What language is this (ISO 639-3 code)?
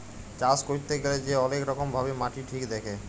ben